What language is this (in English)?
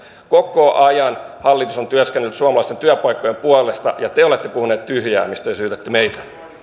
Finnish